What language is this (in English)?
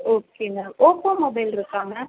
Tamil